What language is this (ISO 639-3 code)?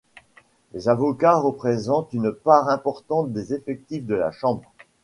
fra